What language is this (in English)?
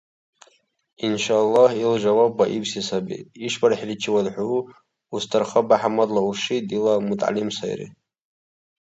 Dargwa